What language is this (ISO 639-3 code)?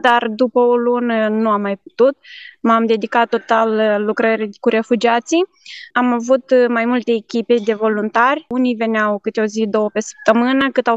ron